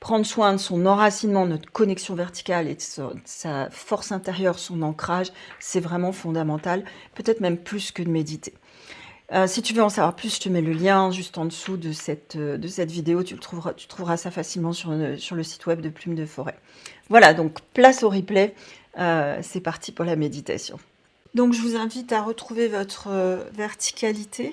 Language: French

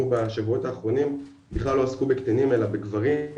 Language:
Hebrew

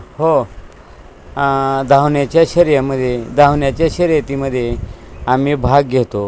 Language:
Marathi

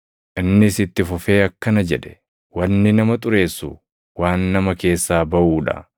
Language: Oromo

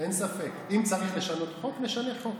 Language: Hebrew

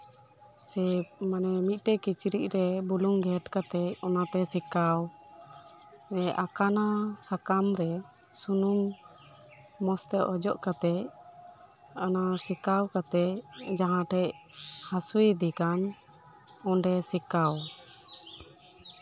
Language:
Santali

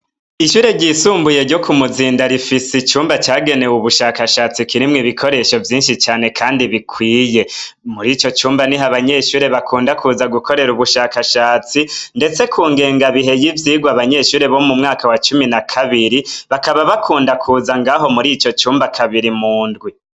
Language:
Rundi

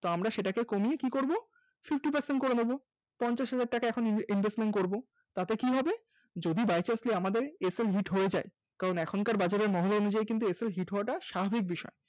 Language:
Bangla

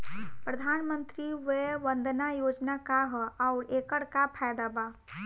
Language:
Bhojpuri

